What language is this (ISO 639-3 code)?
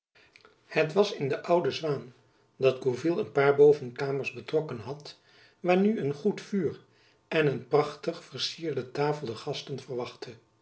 nld